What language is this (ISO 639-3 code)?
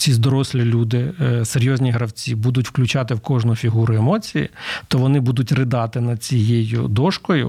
ukr